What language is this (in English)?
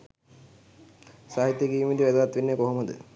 Sinhala